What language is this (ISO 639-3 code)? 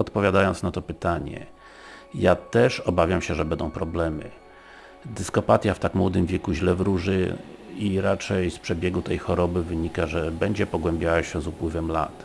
pol